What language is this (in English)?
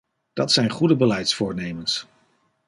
Dutch